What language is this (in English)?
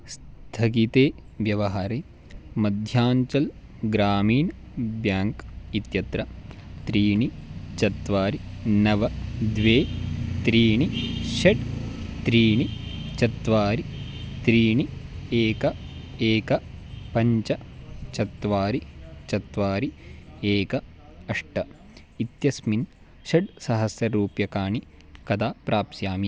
Sanskrit